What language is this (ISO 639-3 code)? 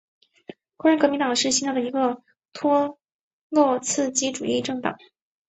zho